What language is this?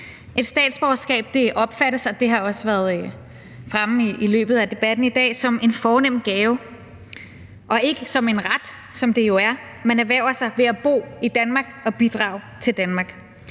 Danish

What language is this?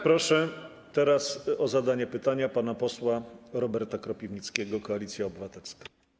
Polish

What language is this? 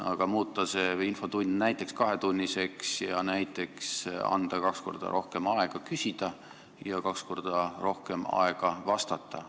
Estonian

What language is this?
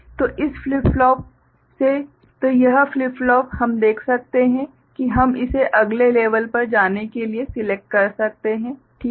Hindi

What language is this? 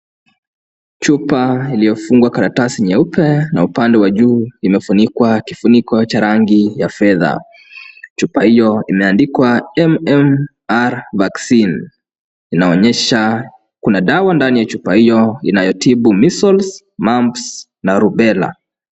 Swahili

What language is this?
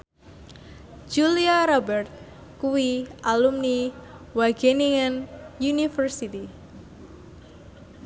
Javanese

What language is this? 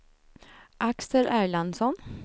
Swedish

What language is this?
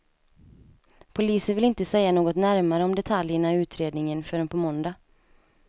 Swedish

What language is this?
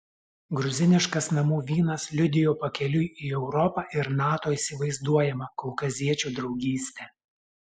Lithuanian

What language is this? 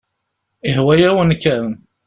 Kabyle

